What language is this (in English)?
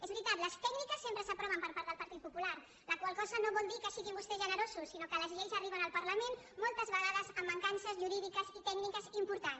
Catalan